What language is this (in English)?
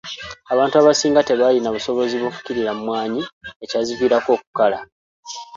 Ganda